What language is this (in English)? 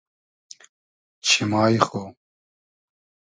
Hazaragi